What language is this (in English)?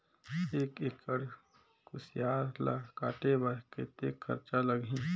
Chhattisgarhi